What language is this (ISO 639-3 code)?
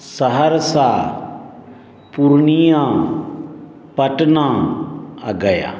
mai